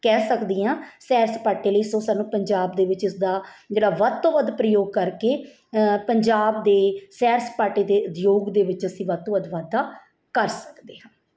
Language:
Punjabi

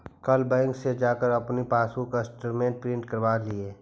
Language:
Magahi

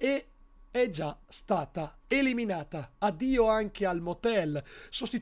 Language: Italian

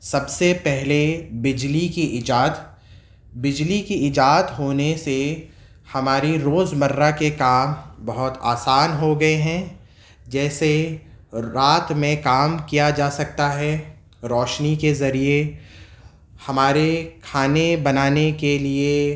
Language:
Urdu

